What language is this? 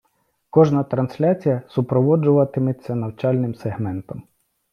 Ukrainian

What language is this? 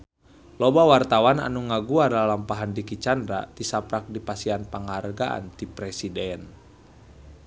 Sundanese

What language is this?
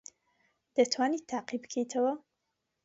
Central Kurdish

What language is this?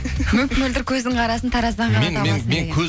Kazakh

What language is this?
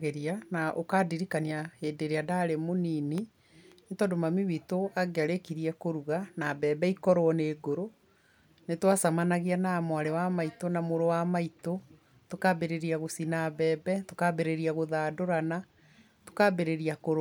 Kikuyu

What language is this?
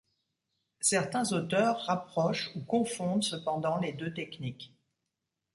French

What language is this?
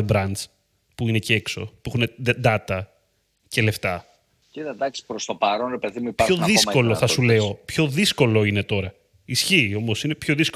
Greek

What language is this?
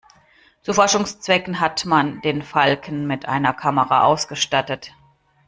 German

